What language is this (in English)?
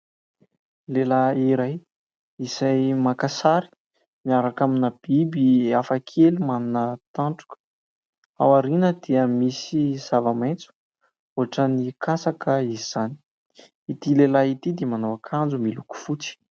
Malagasy